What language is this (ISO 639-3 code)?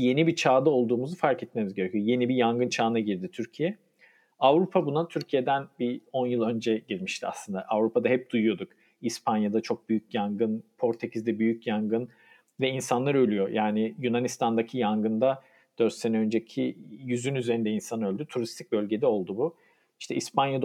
tur